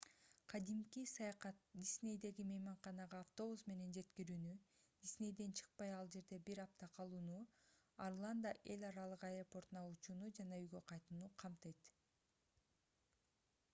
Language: Kyrgyz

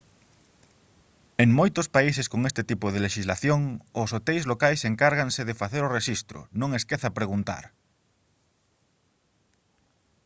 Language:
Galician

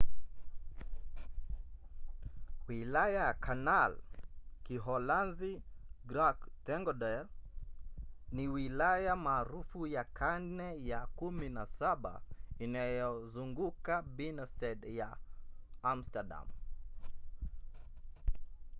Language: Swahili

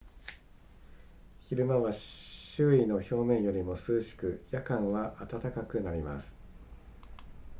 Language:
Japanese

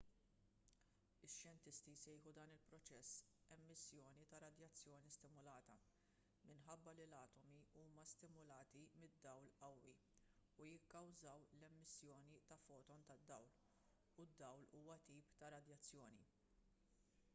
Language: Maltese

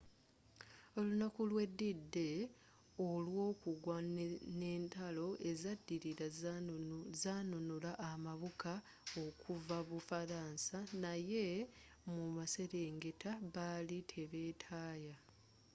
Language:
Ganda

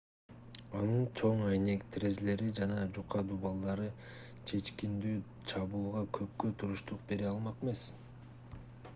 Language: Kyrgyz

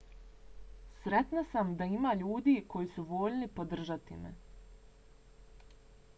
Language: Bosnian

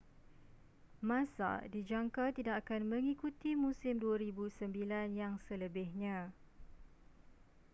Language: Malay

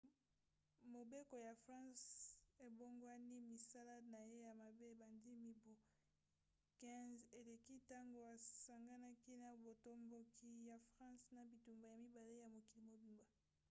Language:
Lingala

